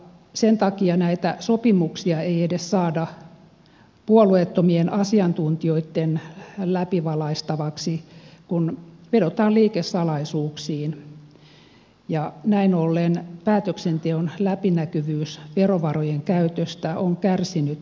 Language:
Finnish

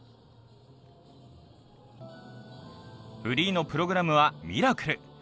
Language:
Japanese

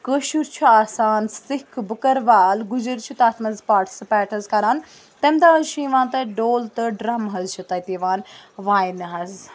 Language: Kashmiri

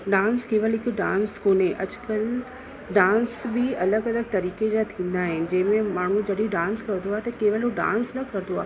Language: Sindhi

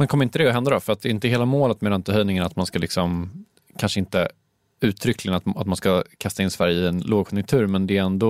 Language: Swedish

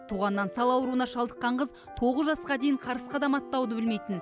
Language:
Kazakh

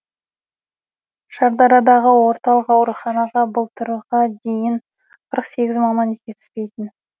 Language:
Kazakh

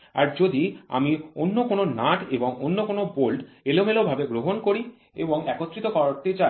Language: Bangla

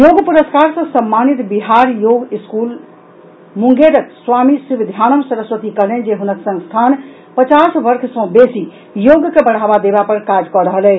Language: Maithili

